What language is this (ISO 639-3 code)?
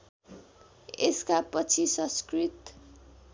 nep